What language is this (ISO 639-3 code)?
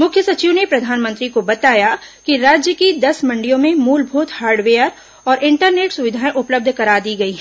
hin